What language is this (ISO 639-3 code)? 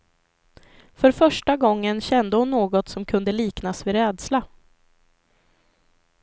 swe